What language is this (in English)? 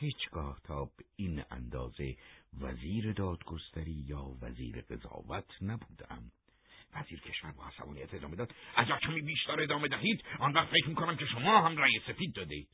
Persian